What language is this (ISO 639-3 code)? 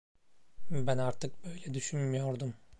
tur